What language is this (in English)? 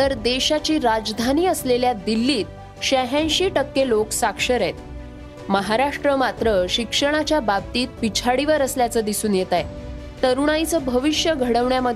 Marathi